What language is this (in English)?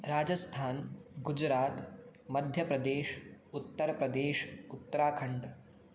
Sanskrit